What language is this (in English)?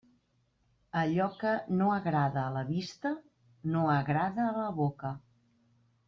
Catalan